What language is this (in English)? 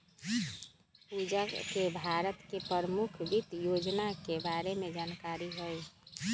Magahi